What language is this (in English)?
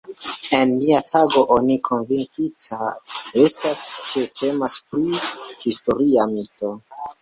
Esperanto